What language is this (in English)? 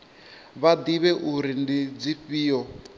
Venda